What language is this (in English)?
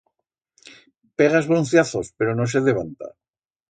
Aragonese